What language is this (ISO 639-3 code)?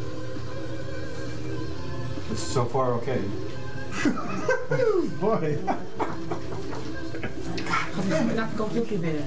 eng